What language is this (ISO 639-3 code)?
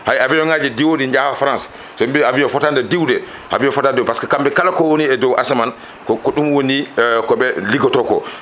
ful